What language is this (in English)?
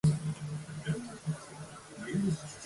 Japanese